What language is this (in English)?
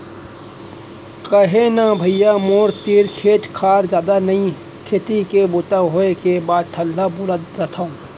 Chhattisgarhi